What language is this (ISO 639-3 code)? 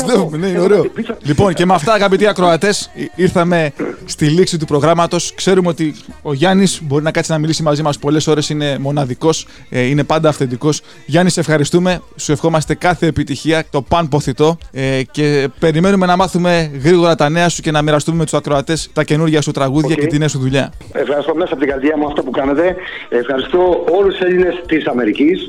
ell